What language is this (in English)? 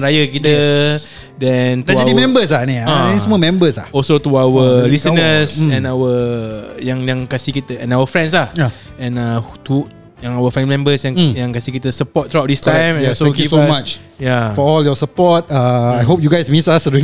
Malay